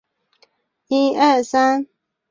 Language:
Chinese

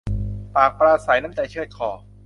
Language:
Thai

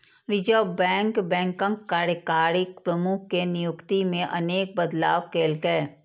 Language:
Maithili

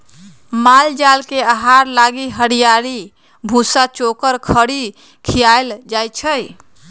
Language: Magahi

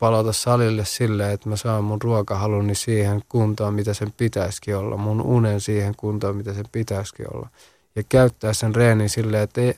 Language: Finnish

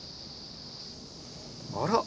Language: Japanese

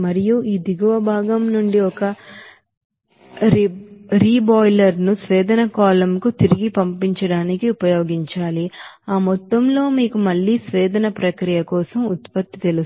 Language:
Telugu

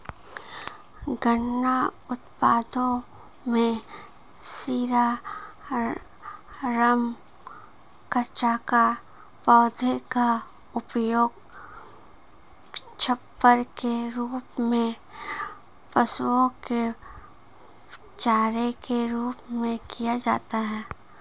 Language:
Hindi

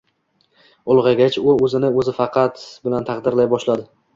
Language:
Uzbek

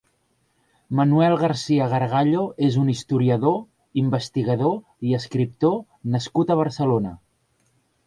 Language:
Catalan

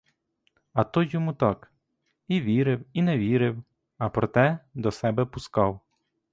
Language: Ukrainian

